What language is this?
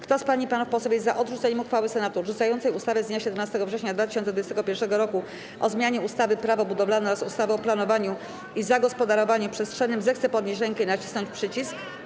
Polish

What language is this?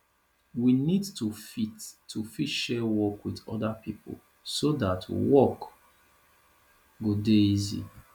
Nigerian Pidgin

